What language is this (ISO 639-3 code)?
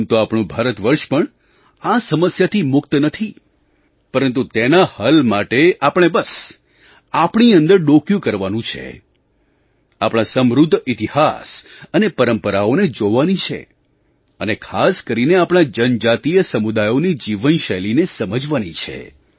guj